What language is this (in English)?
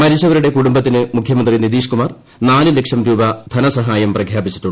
Malayalam